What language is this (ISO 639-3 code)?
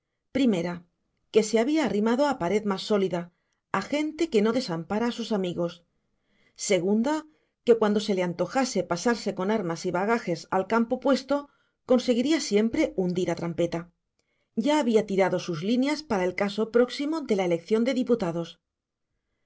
spa